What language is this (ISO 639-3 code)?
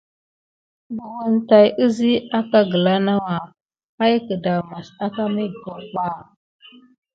gid